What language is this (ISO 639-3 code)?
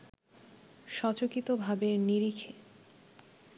ben